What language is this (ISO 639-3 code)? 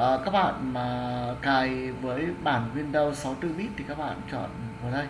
vie